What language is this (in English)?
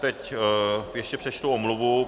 Czech